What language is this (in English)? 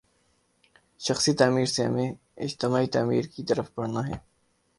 Urdu